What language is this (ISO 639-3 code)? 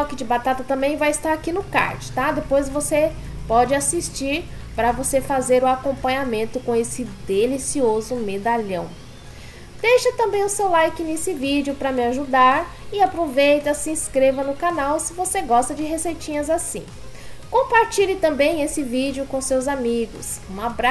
por